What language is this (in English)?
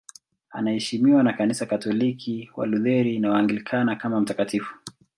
Swahili